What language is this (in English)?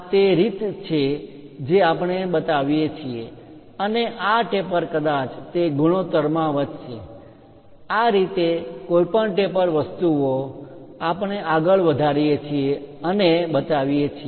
Gujarati